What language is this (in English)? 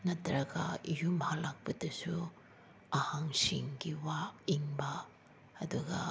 Manipuri